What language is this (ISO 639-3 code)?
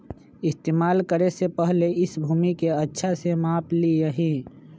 mag